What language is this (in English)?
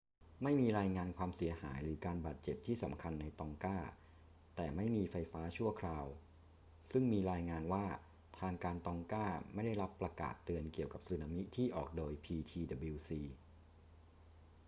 Thai